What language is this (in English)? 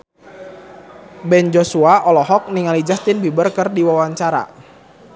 Sundanese